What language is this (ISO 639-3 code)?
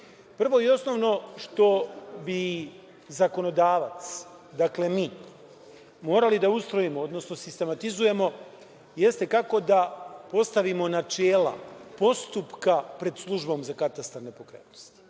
srp